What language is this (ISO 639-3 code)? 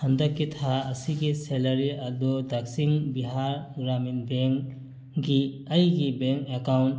mni